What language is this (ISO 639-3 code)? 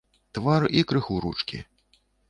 bel